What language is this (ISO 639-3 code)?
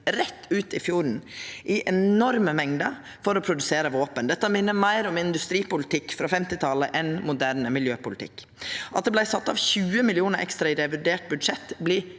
nor